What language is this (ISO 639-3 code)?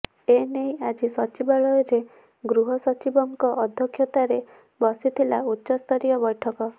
ori